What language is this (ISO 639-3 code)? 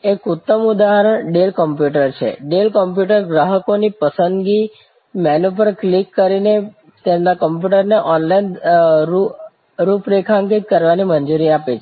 guj